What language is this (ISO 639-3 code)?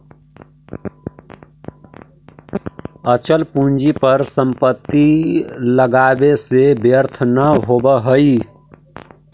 mag